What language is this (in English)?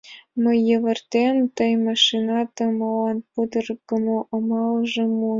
Mari